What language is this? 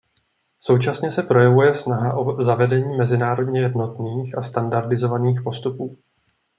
Czech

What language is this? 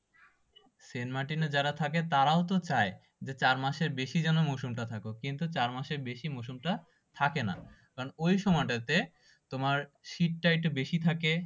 Bangla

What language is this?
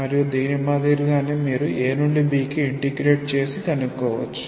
Telugu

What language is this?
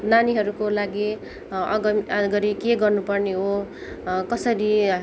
Nepali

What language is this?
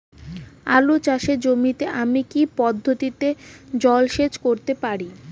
Bangla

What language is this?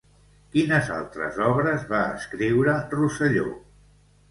Catalan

